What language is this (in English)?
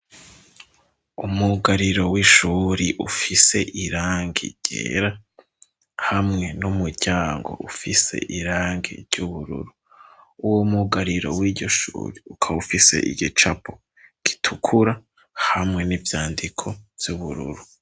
Rundi